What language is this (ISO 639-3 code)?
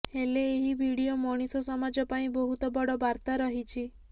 ori